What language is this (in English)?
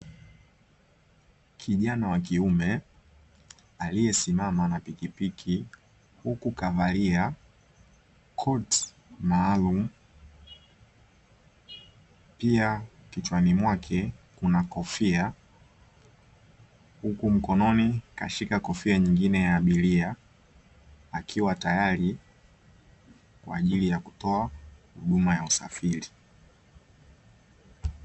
Swahili